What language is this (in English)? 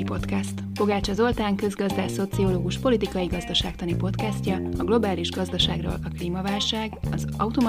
Hungarian